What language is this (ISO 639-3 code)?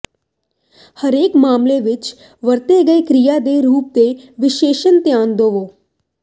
pan